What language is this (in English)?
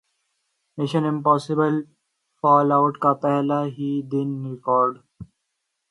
Urdu